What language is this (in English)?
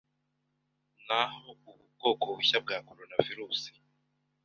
Kinyarwanda